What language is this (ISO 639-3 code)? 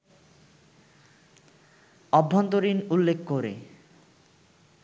ben